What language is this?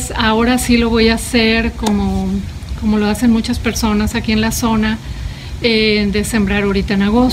Spanish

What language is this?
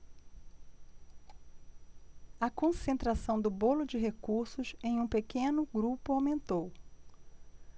Portuguese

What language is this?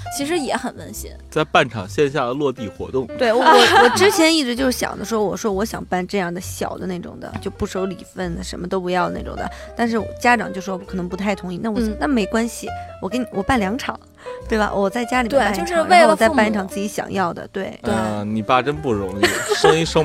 Chinese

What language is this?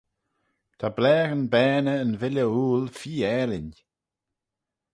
Manx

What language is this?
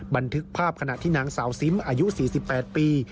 Thai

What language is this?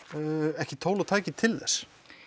Icelandic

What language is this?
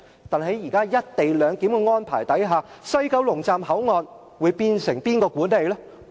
Cantonese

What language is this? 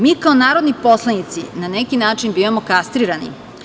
Serbian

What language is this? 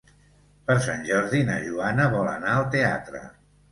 Catalan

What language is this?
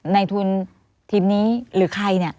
Thai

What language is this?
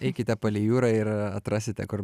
Lithuanian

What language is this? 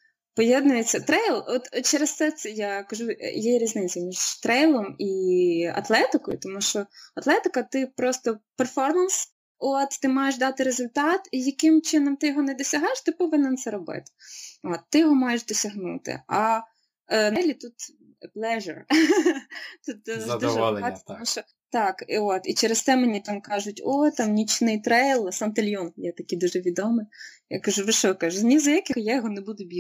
Ukrainian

